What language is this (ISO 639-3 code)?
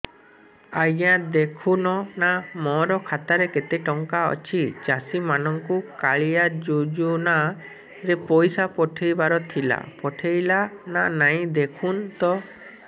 ori